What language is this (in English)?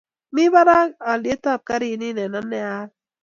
Kalenjin